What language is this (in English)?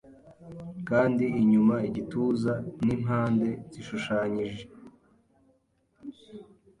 Kinyarwanda